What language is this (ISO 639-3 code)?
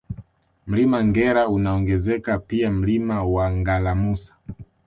swa